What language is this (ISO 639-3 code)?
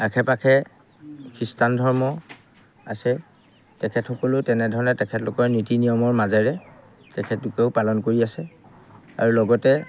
asm